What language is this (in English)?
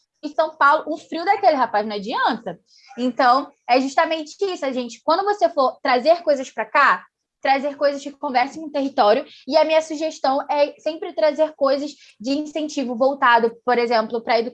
Portuguese